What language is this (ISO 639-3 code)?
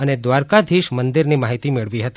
guj